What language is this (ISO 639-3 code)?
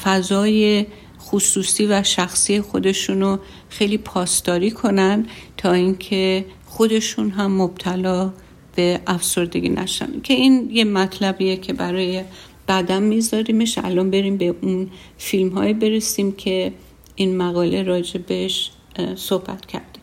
fas